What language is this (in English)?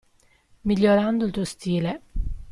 Italian